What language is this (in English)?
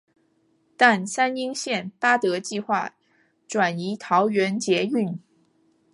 Chinese